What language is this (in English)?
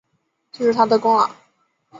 Chinese